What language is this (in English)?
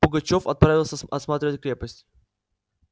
Russian